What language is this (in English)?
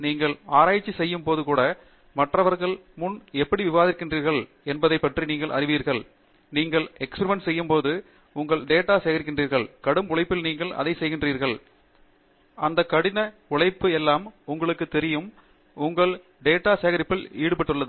Tamil